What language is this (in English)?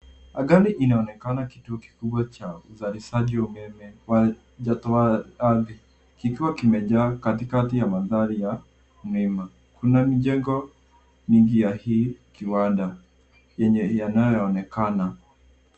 Swahili